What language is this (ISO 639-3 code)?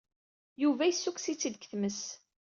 kab